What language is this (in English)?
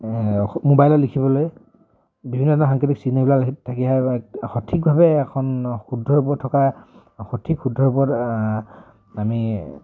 Assamese